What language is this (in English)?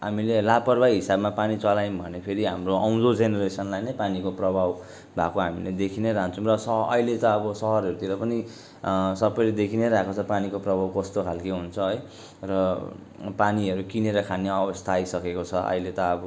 Nepali